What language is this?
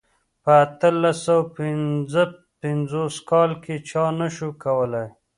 Pashto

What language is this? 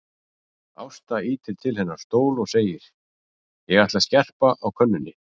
Icelandic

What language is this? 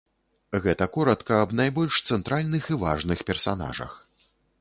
Belarusian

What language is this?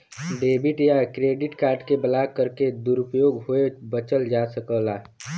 Bhojpuri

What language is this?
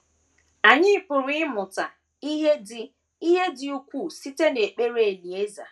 Igbo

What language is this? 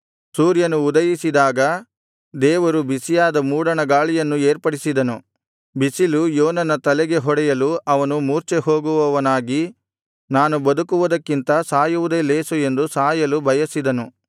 Kannada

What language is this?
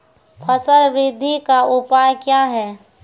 Maithili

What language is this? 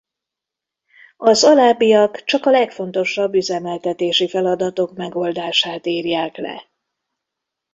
Hungarian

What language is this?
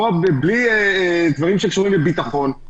Hebrew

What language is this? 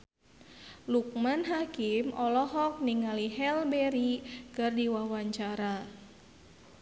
Sundanese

